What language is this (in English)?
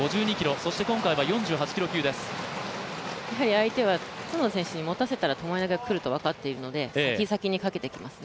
Japanese